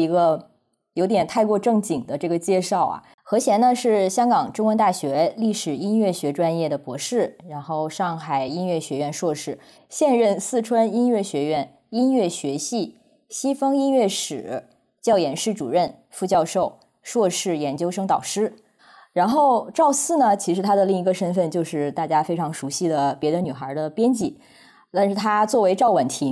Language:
Chinese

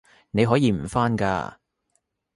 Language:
Cantonese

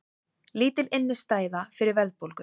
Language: Icelandic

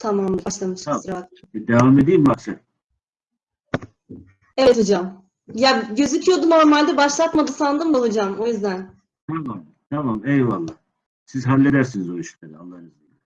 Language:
Turkish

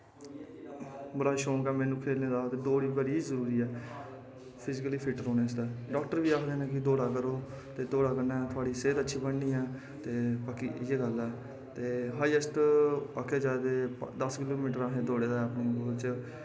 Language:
Dogri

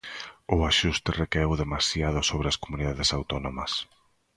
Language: Galician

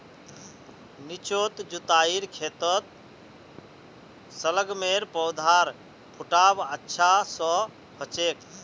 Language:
Magahi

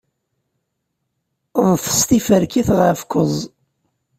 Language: Kabyle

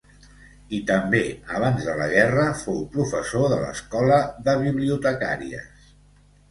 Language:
Catalan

